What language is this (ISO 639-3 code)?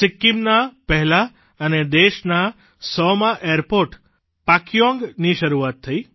guj